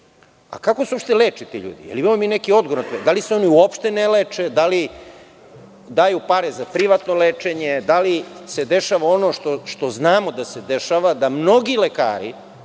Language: Serbian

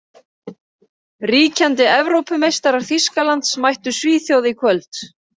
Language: Icelandic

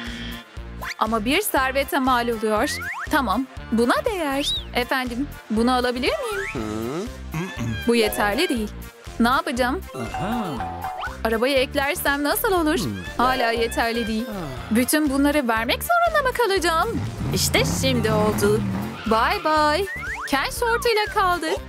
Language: Turkish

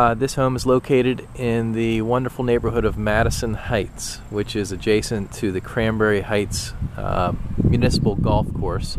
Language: English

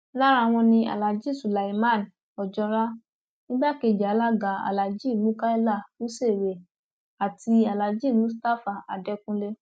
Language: Yoruba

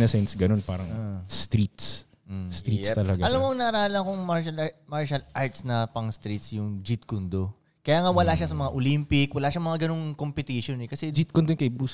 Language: Filipino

